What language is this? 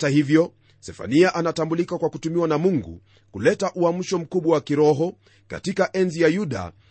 Swahili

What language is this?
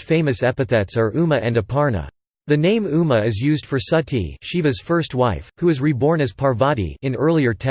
English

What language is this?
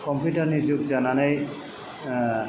Bodo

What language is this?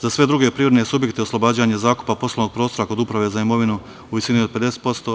Serbian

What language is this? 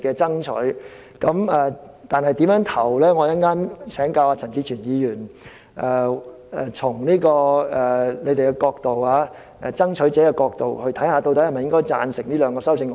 Cantonese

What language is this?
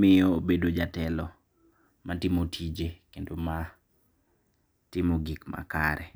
Luo (Kenya and Tanzania)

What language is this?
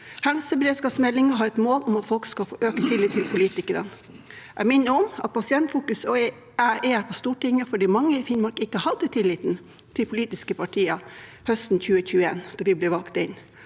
Norwegian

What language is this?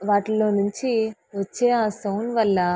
Telugu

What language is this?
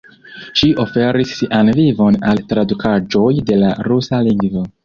Esperanto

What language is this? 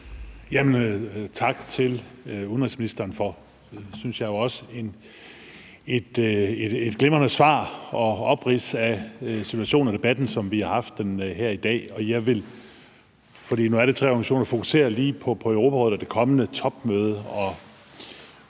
Danish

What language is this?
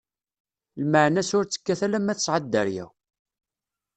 Kabyle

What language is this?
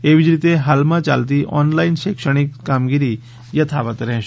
Gujarati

